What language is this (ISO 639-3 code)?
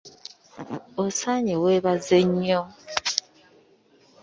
lug